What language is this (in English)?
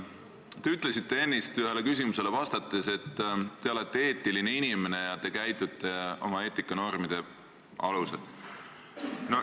Estonian